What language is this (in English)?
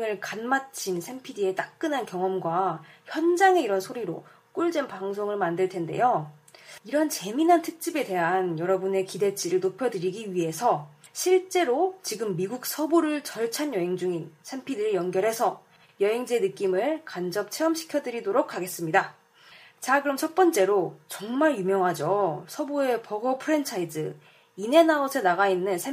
Korean